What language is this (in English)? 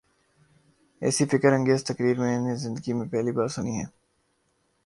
Urdu